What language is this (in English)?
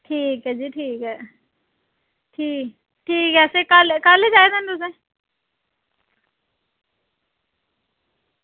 Dogri